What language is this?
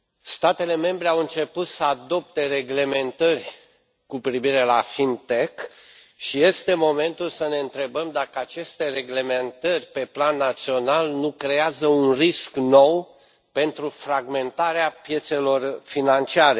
Romanian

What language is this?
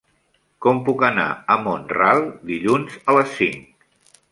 Catalan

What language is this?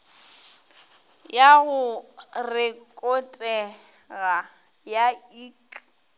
Northern Sotho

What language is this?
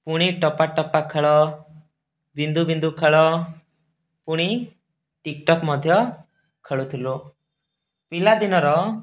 Odia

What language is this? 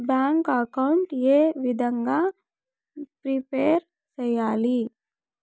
Telugu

